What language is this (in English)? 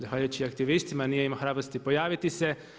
Croatian